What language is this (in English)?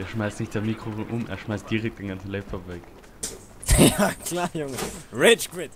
German